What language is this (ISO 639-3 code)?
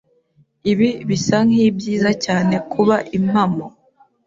kin